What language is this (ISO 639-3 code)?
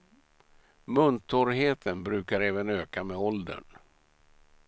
swe